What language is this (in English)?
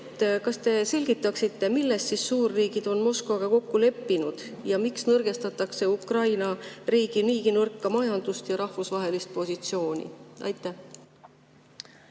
Estonian